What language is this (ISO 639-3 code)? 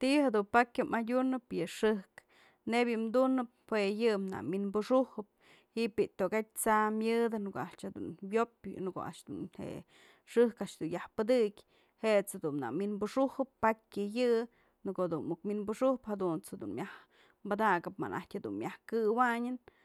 mzl